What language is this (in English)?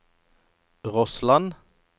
Norwegian